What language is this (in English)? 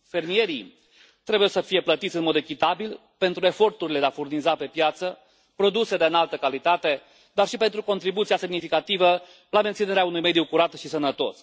Romanian